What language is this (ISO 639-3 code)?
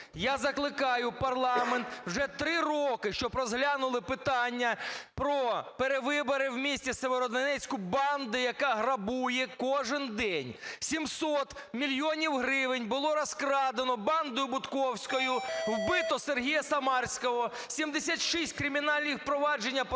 ukr